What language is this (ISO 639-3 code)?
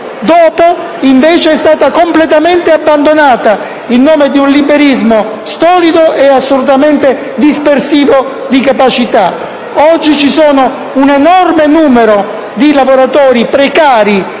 ita